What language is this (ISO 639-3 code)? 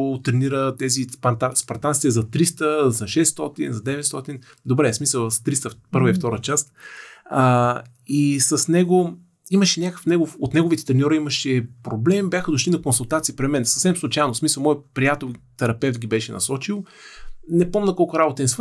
bul